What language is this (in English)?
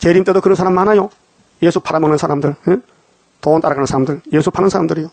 Korean